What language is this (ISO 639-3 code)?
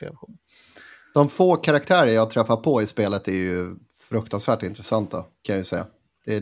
swe